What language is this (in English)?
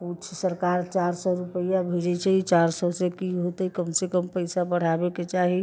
Maithili